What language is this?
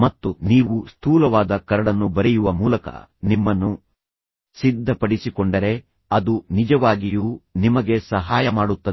Kannada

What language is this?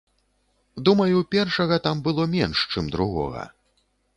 Belarusian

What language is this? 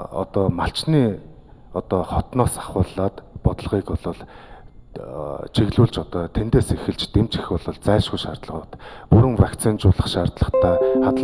Arabic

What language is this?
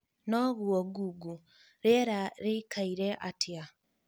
Kikuyu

